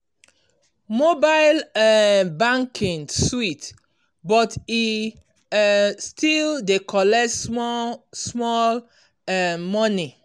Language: Nigerian Pidgin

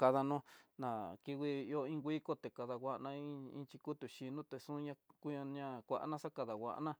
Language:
Tidaá Mixtec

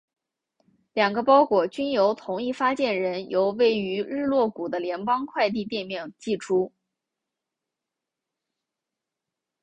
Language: Chinese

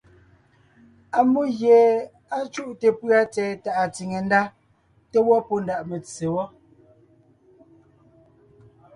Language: Ngiemboon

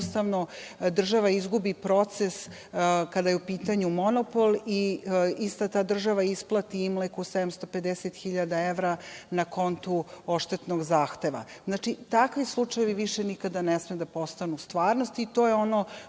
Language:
Serbian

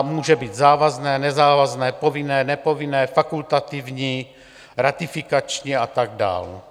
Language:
Czech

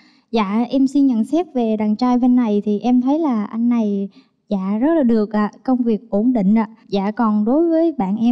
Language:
Vietnamese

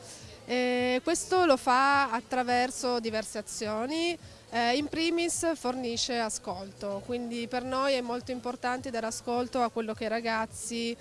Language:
Italian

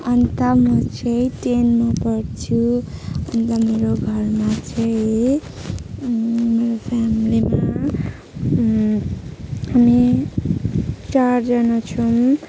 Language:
Nepali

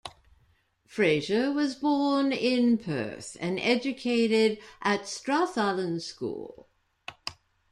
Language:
English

